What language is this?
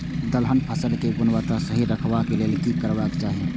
Maithili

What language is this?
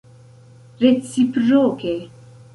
Esperanto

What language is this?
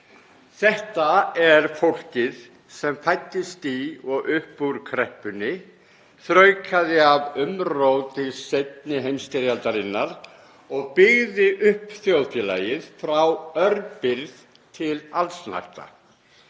Icelandic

